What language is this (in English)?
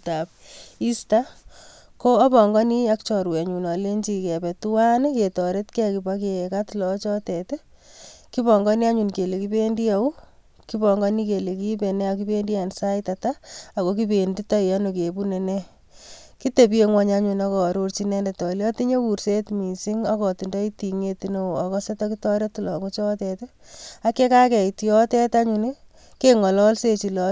Kalenjin